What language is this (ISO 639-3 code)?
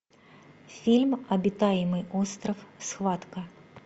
rus